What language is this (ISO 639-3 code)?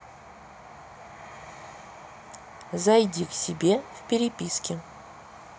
rus